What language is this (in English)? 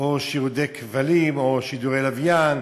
Hebrew